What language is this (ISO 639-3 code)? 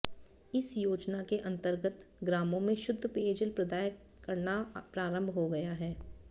hin